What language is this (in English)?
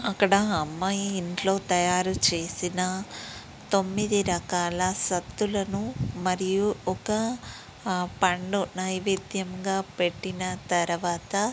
Telugu